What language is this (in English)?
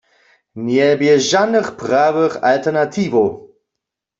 Upper Sorbian